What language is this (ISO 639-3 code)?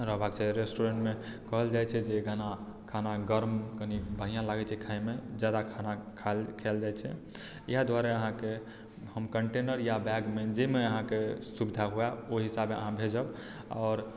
mai